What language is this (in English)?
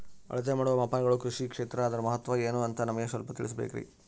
Kannada